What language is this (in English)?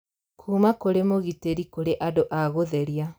Kikuyu